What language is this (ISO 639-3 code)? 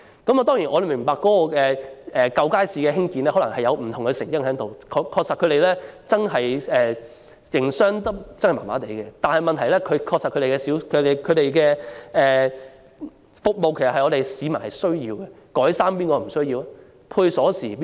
yue